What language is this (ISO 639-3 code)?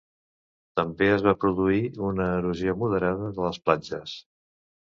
cat